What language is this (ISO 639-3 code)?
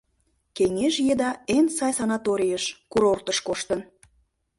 chm